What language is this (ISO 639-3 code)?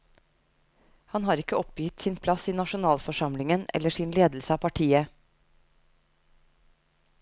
nor